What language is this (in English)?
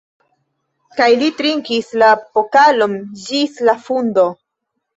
Esperanto